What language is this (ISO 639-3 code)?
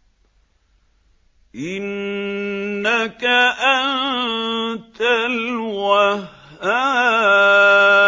ara